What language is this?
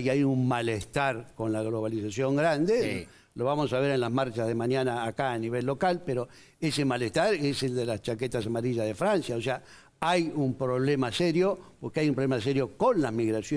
Spanish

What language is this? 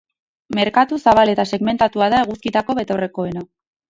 Basque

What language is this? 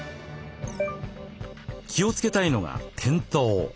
Japanese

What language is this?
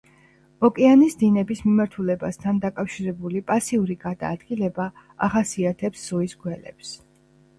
Georgian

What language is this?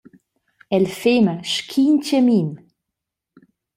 Romansh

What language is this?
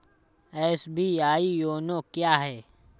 Hindi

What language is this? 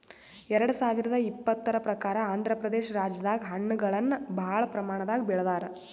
Kannada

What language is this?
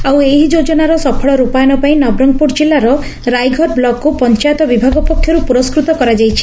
Odia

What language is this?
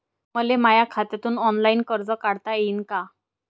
Marathi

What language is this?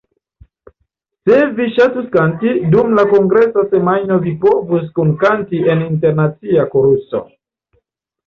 Esperanto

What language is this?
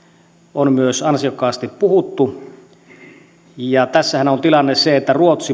Finnish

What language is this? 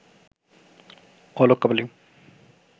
Bangla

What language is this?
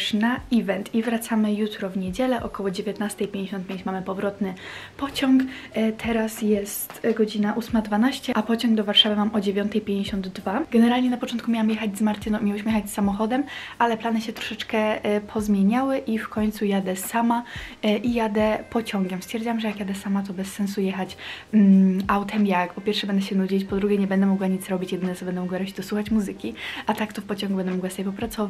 Polish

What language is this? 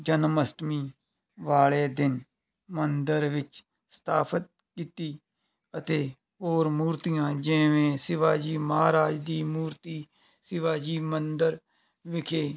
Punjabi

